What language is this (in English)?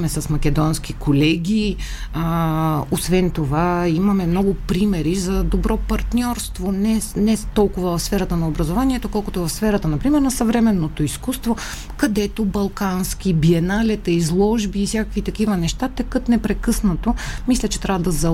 Bulgarian